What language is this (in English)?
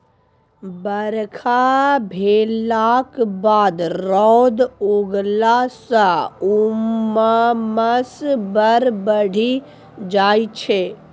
Maithili